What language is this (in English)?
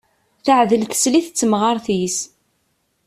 Kabyle